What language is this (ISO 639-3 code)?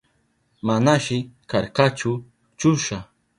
qup